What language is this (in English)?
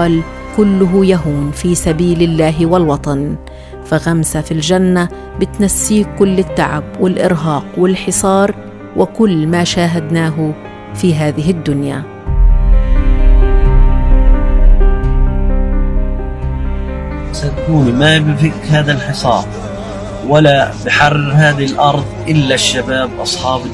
Arabic